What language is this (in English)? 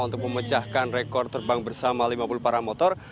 Indonesian